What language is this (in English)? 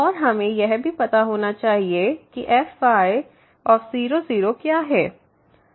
Hindi